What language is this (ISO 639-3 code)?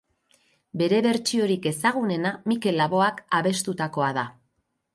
eus